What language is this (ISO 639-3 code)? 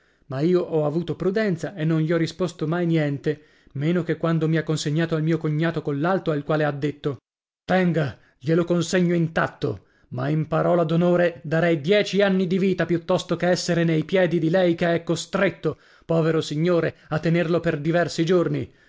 ita